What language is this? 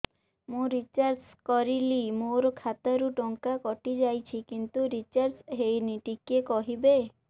Odia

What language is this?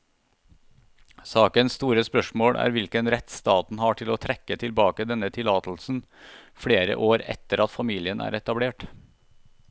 Norwegian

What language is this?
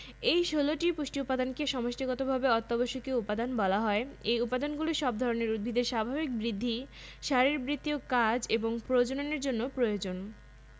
Bangla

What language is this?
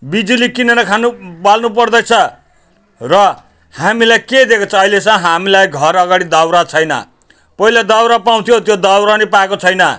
Nepali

